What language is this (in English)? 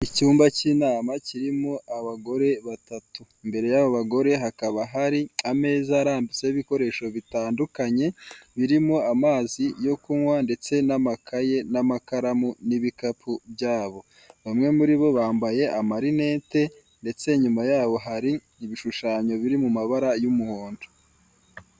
Kinyarwanda